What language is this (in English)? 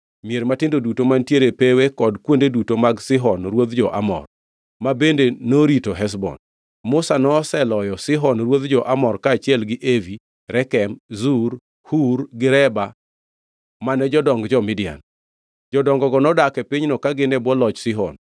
Luo (Kenya and Tanzania)